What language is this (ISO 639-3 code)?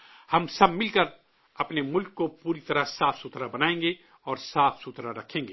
urd